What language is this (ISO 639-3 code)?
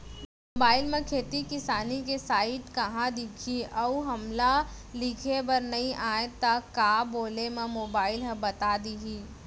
hne